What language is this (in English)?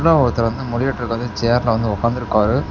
Tamil